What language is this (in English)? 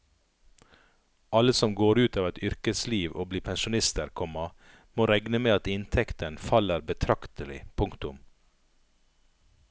Norwegian